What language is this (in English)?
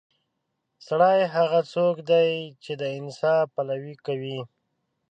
Pashto